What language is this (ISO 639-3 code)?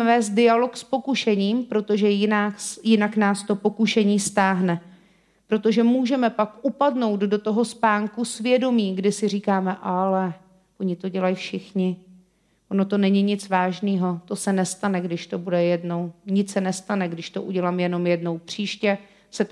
ces